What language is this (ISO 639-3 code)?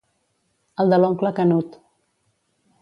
cat